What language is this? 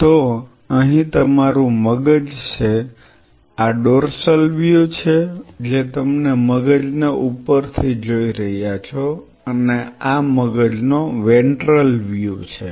Gujarati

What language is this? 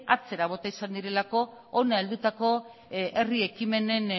Basque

